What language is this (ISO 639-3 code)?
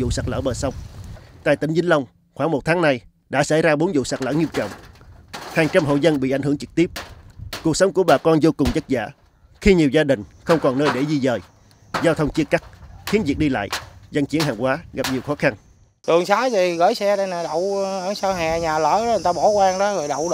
vie